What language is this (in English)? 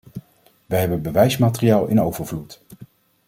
Dutch